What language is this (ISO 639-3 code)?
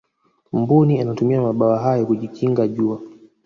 swa